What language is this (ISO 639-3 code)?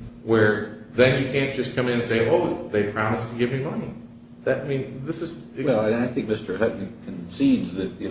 eng